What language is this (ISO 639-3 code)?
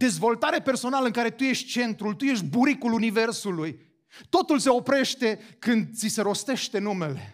ron